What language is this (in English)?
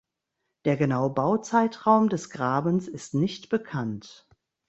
German